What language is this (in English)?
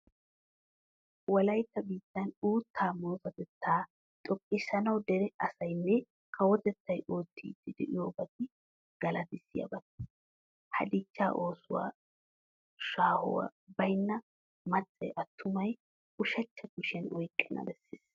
Wolaytta